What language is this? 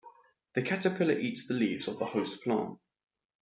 English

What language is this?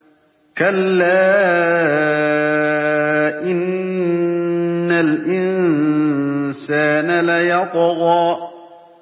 Arabic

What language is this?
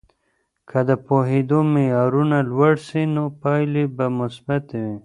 Pashto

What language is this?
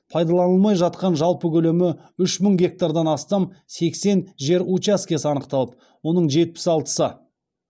Kazakh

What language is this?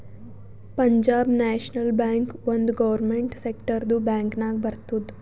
Kannada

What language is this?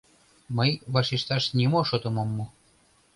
Mari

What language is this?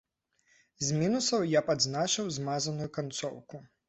Belarusian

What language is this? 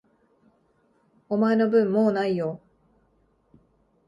Japanese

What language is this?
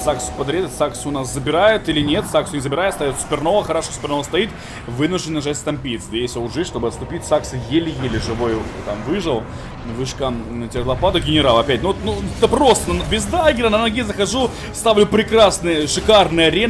Russian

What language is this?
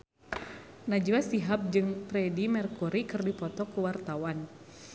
Sundanese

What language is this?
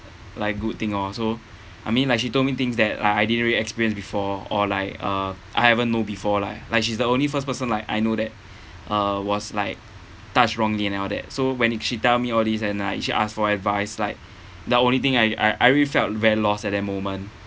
English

